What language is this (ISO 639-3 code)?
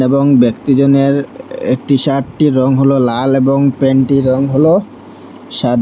ben